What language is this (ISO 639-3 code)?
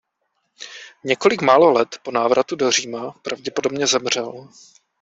ces